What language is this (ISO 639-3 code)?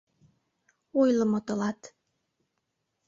chm